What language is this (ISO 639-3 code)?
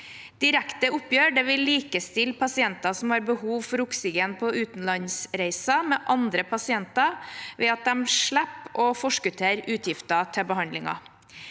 nor